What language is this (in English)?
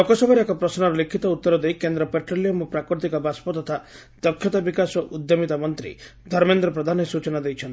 Odia